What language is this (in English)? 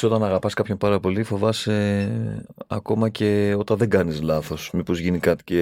Greek